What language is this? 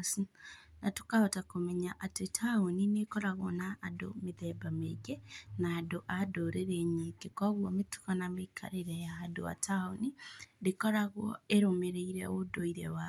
Kikuyu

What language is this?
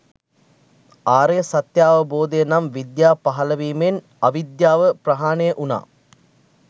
Sinhala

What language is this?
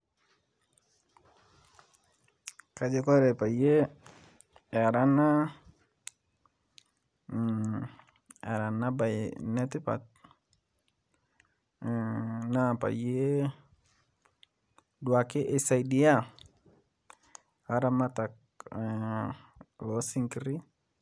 Masai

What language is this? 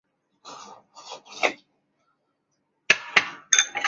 Chinese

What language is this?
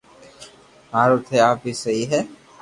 Loarki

